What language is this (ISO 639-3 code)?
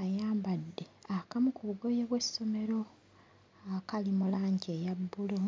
lug